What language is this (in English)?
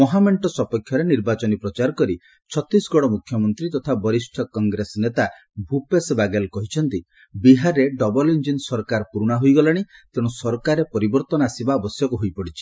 Odia